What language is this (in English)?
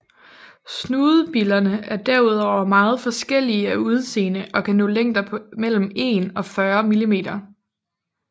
Danish